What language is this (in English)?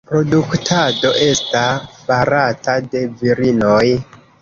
Esperanto